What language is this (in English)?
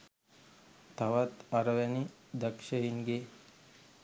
Sinhala